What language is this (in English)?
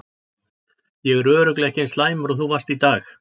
Icelandic